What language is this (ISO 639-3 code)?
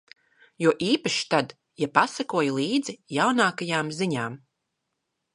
lav